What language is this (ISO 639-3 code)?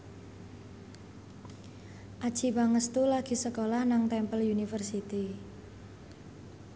jav